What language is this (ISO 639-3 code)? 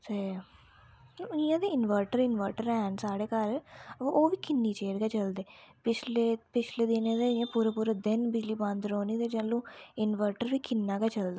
doi